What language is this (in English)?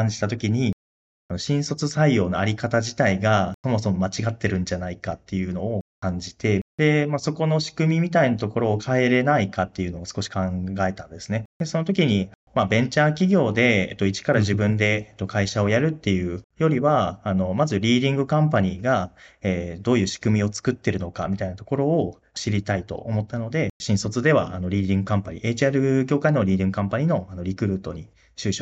Japanese